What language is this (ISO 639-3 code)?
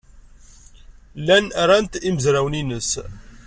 kab